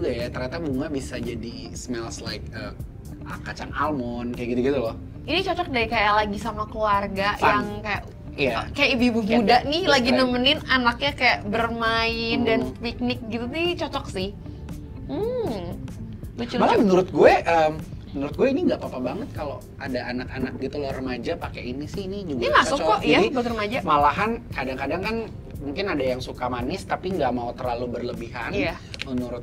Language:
Indonesian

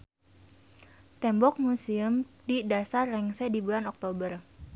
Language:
Sundanese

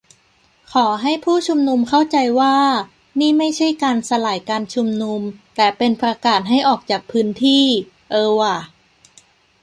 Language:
Thai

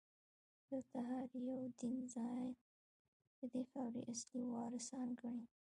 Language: Pashto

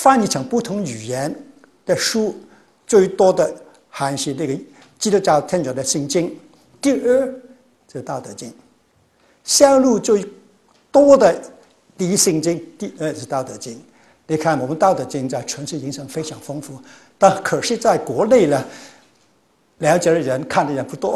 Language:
Chinese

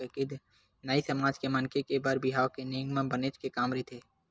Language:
Chhattisgarhi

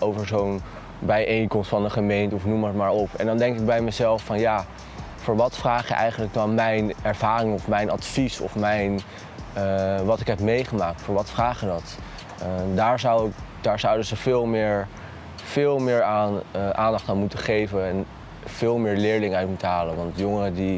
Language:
Dutch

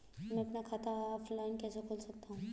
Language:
Hindi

